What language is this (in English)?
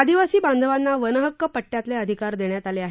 Marathi